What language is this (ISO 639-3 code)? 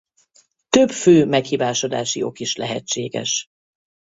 hun